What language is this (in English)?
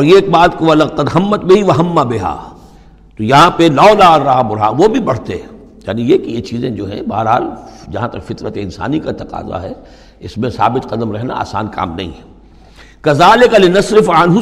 Urdu